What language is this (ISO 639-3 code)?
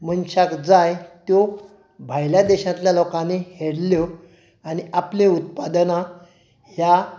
kok